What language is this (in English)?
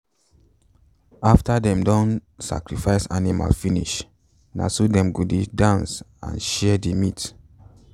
Nigerian Pidgin